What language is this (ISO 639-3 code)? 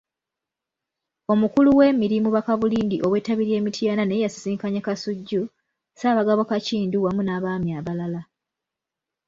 lug